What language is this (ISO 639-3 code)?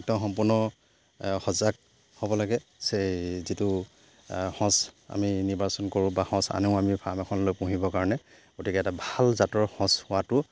asm